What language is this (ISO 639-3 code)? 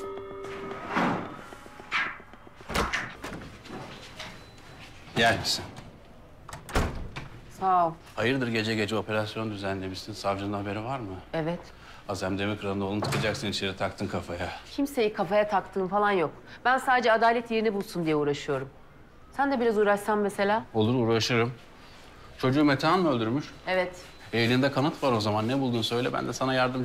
tur